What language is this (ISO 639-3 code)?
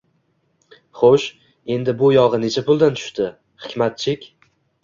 uzb